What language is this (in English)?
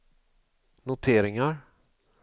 Swedish